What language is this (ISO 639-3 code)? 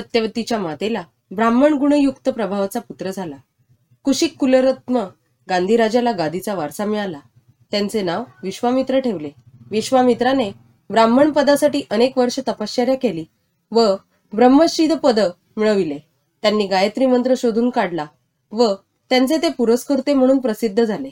mar